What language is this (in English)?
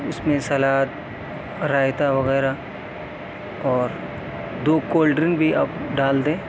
Urdu